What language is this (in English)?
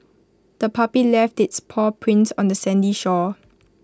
English